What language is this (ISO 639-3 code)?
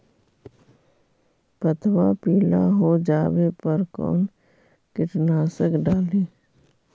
mag